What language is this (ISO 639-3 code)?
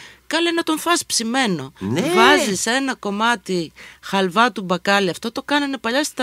ell